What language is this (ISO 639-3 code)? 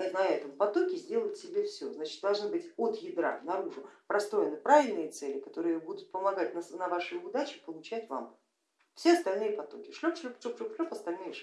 rus